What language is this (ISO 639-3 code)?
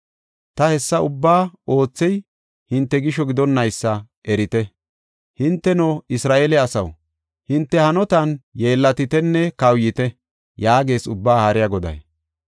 gof